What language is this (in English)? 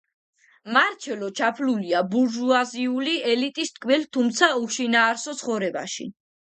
Georgian